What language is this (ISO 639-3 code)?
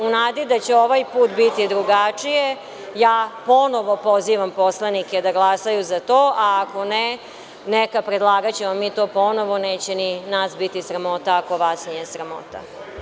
srp